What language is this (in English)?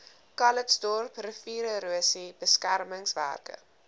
Afrikaans